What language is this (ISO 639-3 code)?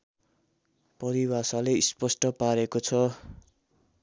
nep